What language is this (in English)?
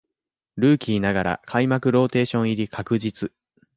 Japanese